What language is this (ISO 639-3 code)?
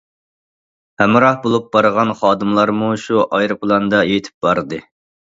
uig